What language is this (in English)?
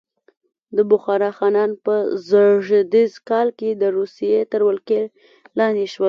Pashto